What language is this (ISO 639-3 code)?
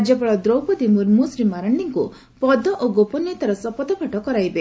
ori